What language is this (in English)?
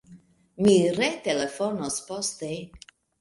Esperanto